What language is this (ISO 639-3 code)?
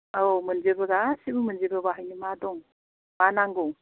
brx